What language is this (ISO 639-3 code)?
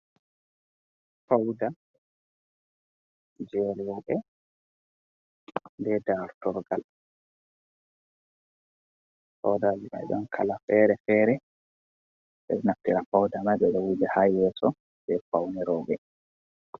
ful